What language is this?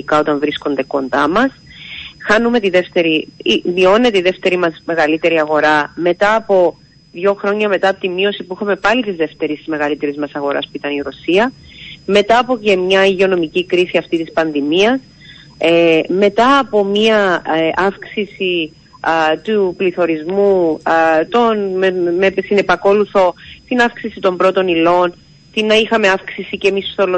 Greek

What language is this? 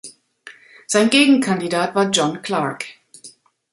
German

